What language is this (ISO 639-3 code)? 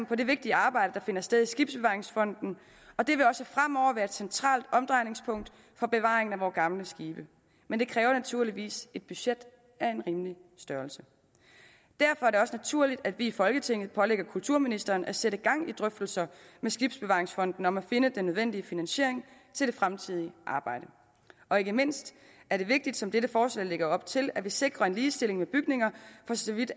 dan